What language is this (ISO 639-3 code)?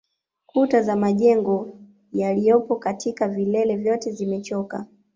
swa